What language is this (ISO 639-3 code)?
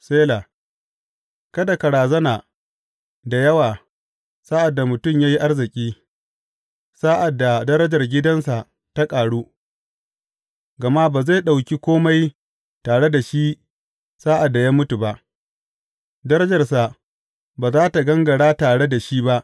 hau